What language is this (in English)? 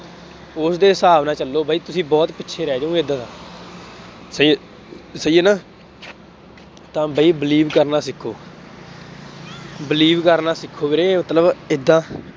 Punjabi